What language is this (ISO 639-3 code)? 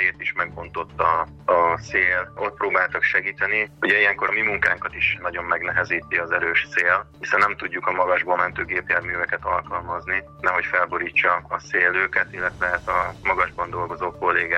hun